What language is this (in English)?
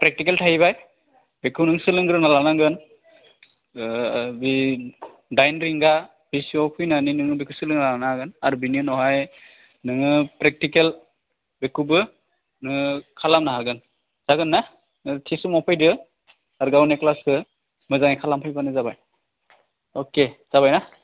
Bodo